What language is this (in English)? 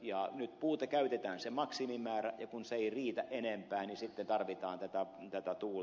Finnish